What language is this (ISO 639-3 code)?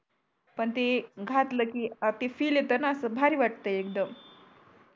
mar